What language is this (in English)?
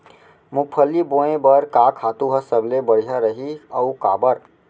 Chhattisgarhi